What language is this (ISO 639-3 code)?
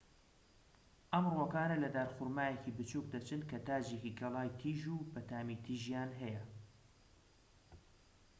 ckb